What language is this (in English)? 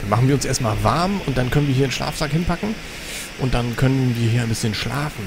German